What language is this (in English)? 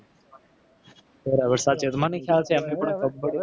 Gujarati